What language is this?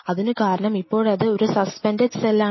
Malayalam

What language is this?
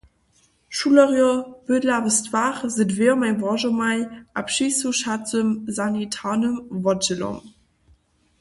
Upper Sorbian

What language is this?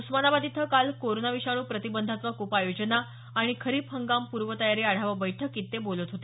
Marathi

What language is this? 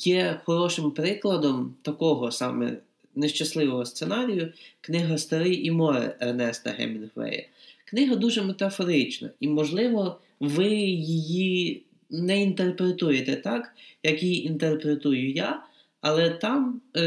Ukrainian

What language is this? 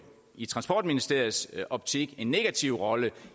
Danish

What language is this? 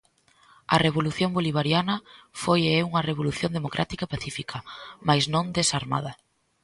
Galician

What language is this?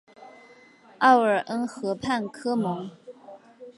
Chinese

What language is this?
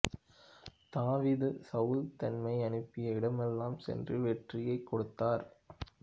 Tamil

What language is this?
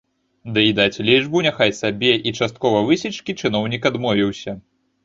Belarusian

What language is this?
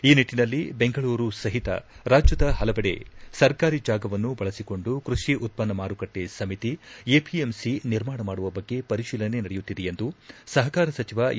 Kannada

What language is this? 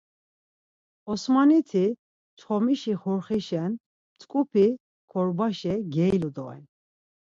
Laz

